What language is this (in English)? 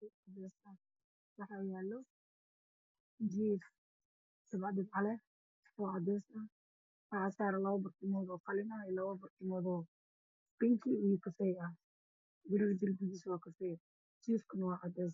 Somali